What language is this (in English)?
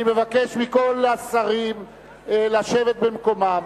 Hebrew